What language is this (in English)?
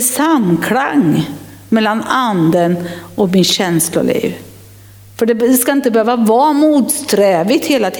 Swedish